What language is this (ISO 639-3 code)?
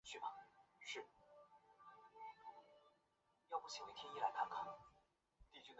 zho